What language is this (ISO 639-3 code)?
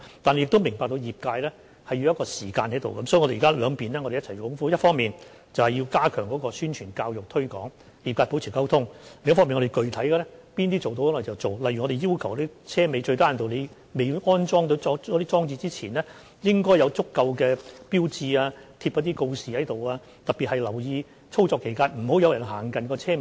yue